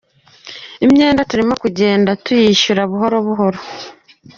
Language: Kinyarwanda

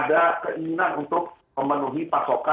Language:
Indonesian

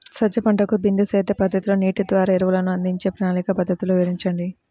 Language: Telugu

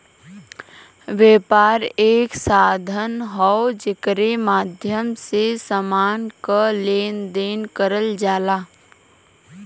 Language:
Bhojpuri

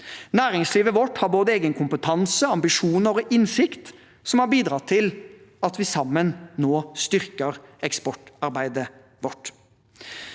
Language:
Norwegian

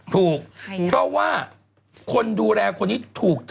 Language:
Thai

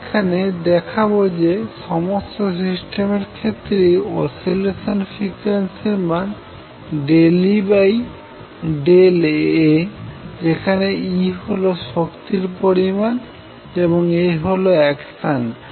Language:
Bangla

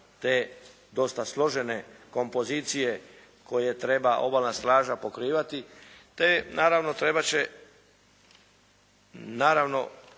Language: Croatian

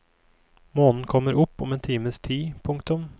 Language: Norwegian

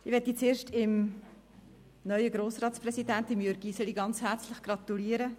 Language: Swiss German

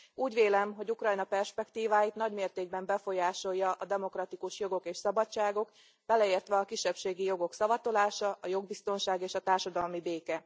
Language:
Hungarian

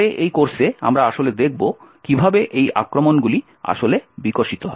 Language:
Bangla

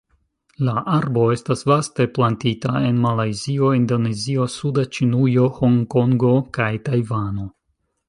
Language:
Esperanto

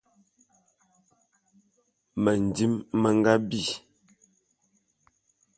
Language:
Bulu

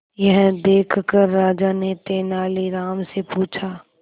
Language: Hindi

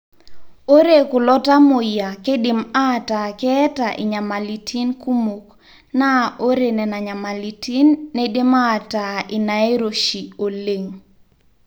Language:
Masai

